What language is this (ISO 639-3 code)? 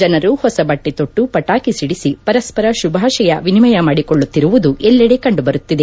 kan